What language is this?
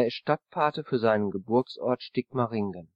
German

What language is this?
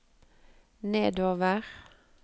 Norwegian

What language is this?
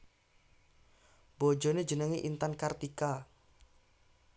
Javanese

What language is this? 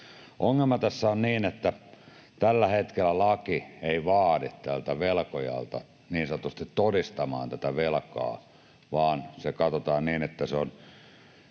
Finnish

